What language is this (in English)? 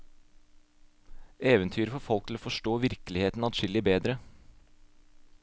Norwegian